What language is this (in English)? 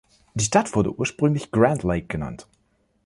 German